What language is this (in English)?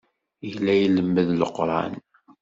Kabyle